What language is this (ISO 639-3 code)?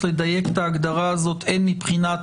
heb